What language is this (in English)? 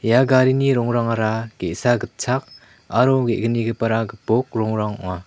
Garo